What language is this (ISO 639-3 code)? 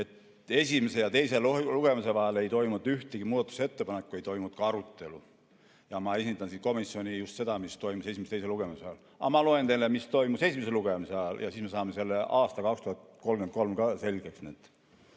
est